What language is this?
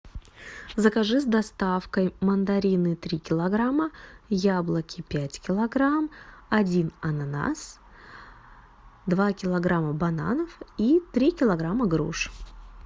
Russian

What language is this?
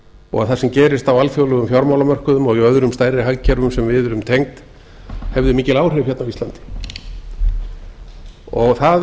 Icelandic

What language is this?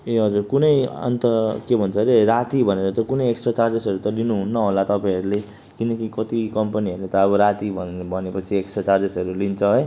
Nepali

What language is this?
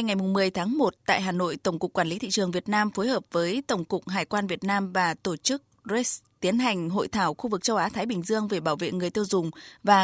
Vietnamese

